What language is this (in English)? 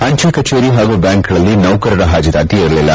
Kannada